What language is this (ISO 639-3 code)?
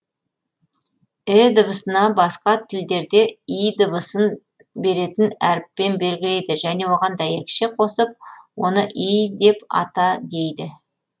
kaz